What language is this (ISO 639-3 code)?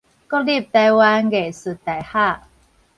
nan